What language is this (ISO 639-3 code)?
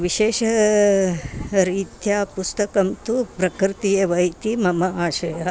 san